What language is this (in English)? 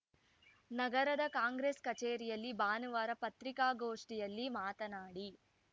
Kannada